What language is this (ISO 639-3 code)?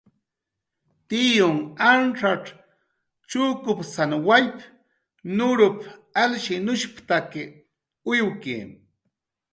jqr